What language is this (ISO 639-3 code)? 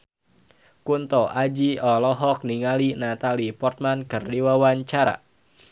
sun